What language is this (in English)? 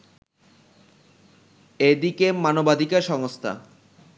Bangla